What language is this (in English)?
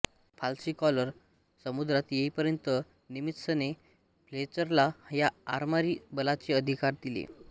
Marathi